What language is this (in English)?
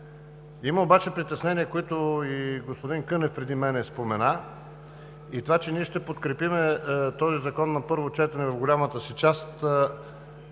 Bulgarian